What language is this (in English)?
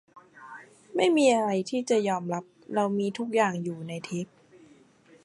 Thai